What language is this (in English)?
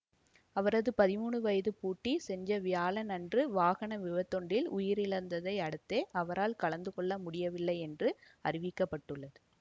Tamil